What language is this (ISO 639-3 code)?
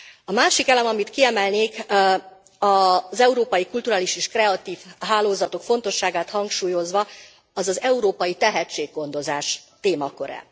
hun